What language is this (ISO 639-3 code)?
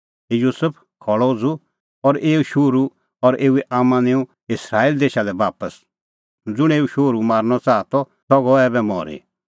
kfx